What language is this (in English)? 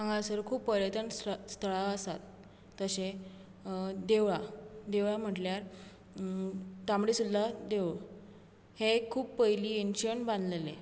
Konkani